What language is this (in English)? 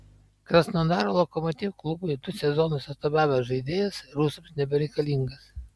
Lithuanian